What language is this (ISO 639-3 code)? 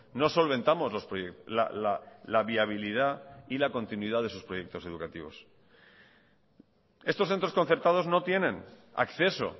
spa